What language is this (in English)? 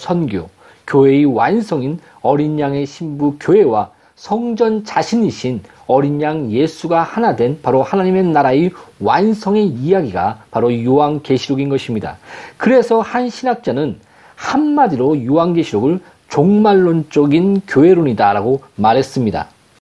Korean